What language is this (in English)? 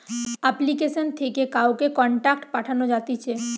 Bangla